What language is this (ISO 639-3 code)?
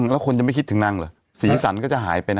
tha